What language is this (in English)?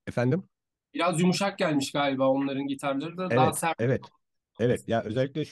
Turkish